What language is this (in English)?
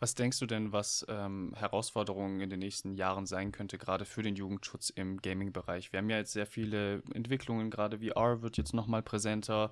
German